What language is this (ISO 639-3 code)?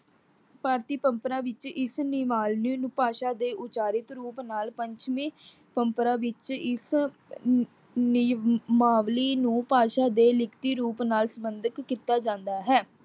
pan